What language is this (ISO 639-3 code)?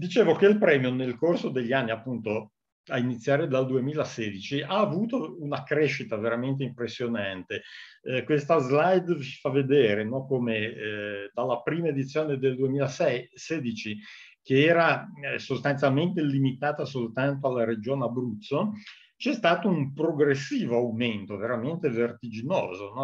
ita